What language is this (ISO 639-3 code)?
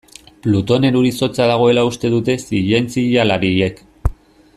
eus